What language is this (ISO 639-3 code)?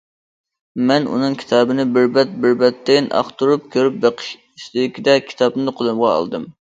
uig